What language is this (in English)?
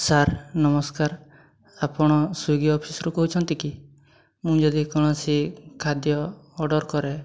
Odia